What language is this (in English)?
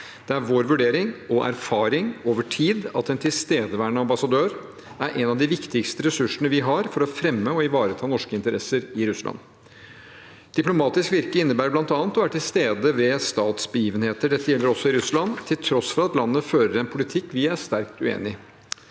Norwegian